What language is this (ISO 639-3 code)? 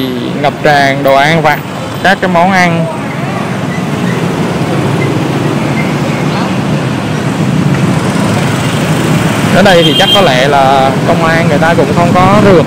vie